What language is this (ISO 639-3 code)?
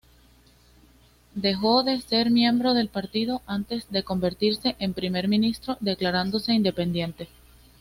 spa